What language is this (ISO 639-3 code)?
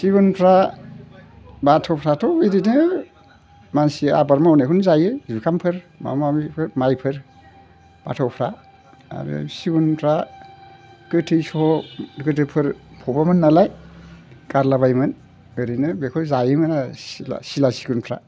brx